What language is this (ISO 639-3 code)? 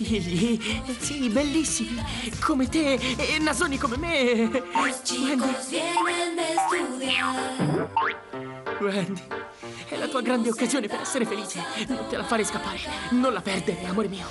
ita